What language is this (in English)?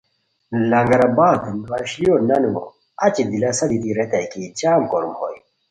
Khowar